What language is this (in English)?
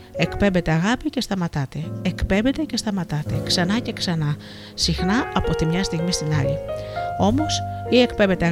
Greek